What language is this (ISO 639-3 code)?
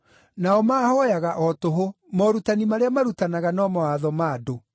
kik